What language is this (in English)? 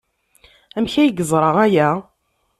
Kabyle